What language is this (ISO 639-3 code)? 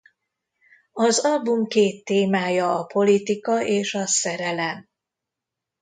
hun